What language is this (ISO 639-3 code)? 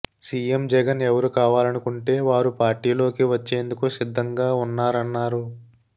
tel